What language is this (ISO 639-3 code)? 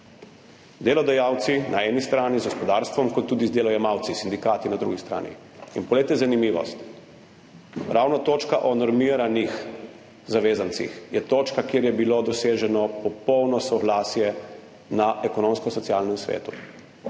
slv